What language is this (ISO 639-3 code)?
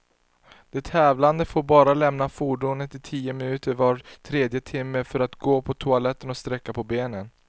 swe